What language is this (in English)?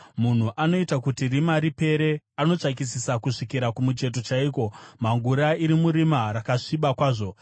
Shona